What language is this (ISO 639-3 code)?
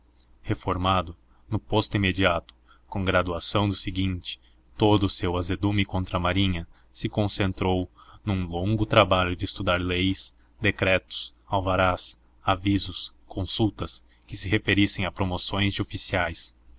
por